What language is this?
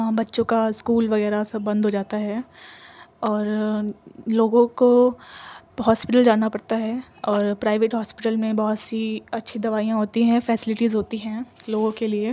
Urdu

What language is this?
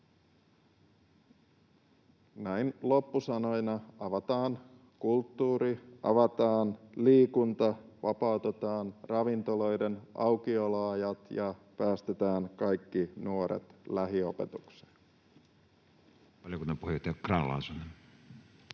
Finnish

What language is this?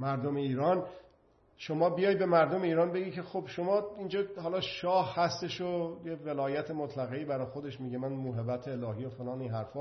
Persian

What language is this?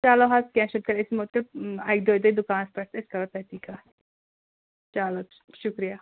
Kashmiri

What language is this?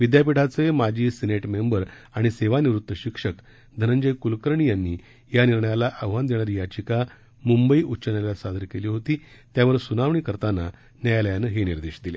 Marathi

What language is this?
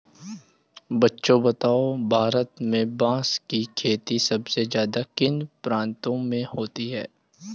Hindi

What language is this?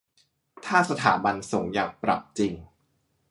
Thai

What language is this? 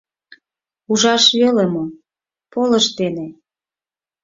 Mari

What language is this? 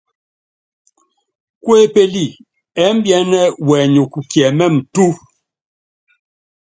Yangben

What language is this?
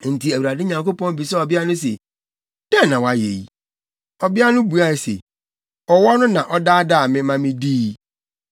Akan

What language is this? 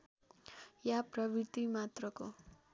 Nepali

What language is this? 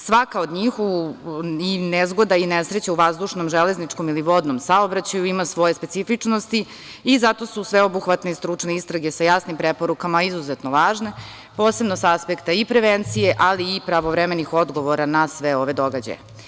Serbian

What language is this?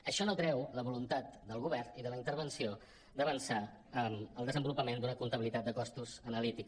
Catalan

